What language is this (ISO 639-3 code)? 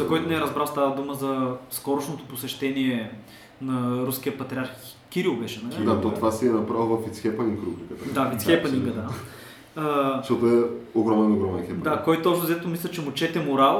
bul